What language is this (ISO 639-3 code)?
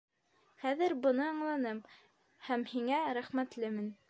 bak